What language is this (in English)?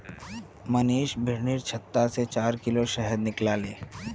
Magahi